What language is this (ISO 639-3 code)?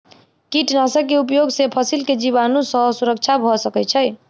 mai